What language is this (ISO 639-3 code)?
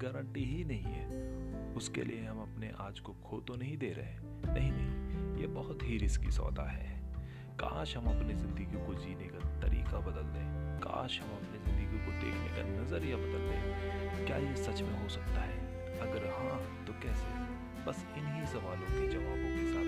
hin